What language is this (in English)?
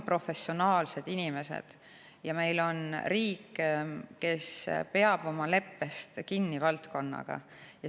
Estonian